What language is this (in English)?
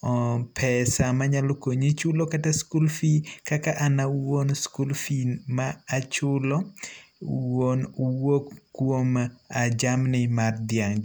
Luo (Kenya and Tanzania)